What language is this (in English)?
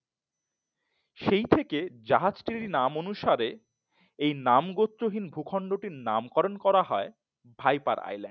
Bangla